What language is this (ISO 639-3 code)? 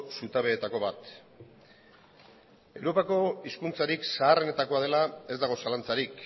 eus